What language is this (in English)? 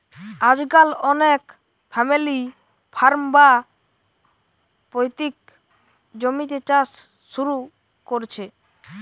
Bangla